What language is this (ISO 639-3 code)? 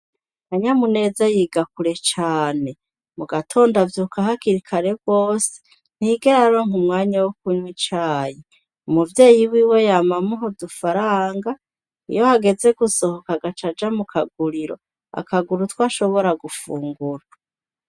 run